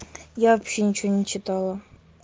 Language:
Russian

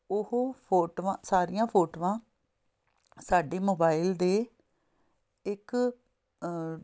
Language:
Punjabi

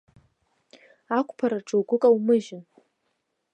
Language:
Abkhazian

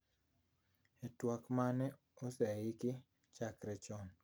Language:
Luo (Kenya and Tanzania)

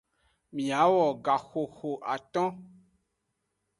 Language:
Aja (Benin)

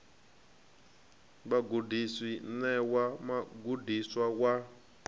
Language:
Venda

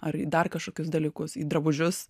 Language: Lithuanian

